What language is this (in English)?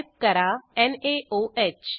Marathi